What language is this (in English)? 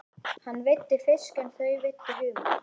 Icelandic